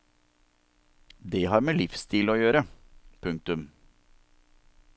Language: Norwegian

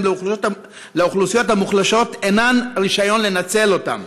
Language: Hebrew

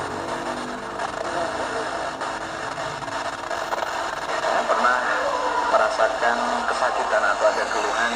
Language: Indonesian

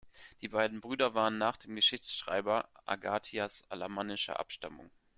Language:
German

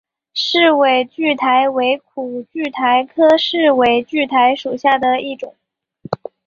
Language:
Chinese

